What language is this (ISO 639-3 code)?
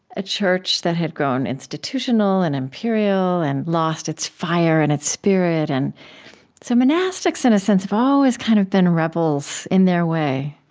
eng